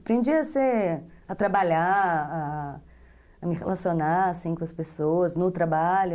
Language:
Portuguese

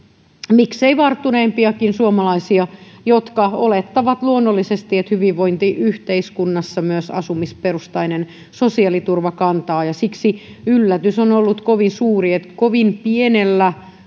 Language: Finnish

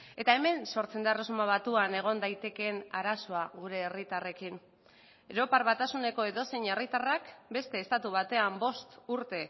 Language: Basque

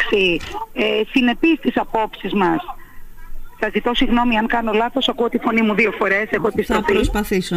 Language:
Greek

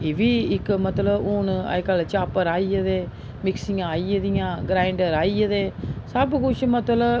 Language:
Dogri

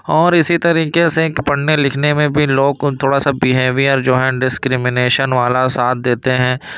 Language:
Urdu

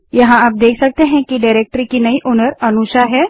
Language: Hindi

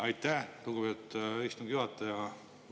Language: Estonian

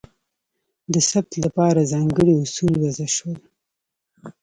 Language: Pashto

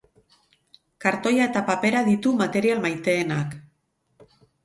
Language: Basque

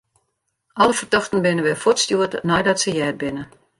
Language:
Western Frisian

